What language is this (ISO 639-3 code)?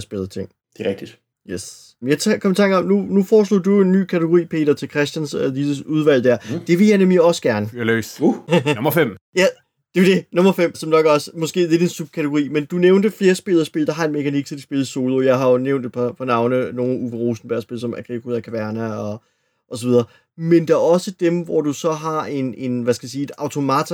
dan